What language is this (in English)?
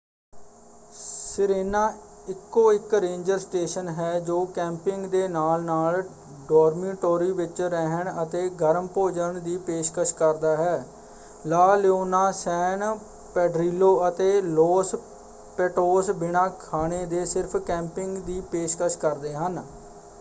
Punjabi